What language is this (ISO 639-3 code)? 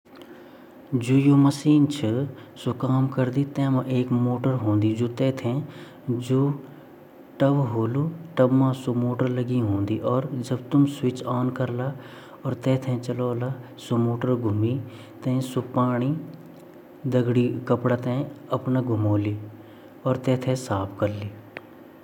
gbm